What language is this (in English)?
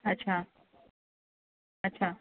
Gujarati